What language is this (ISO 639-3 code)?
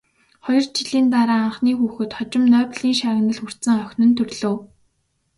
mon